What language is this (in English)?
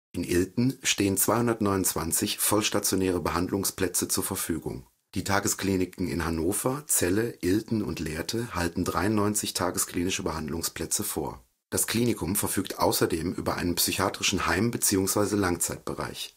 German